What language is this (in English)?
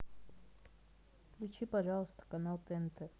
Russian